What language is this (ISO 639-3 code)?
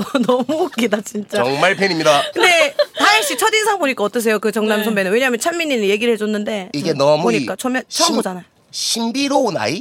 kor